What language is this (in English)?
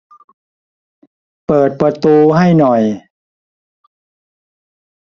Thai